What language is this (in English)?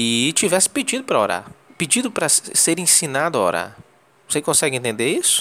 Portuguese